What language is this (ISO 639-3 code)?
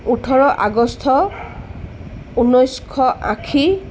asm